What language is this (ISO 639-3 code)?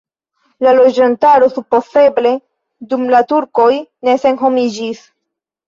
epo